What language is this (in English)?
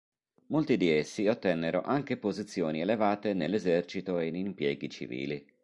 Italian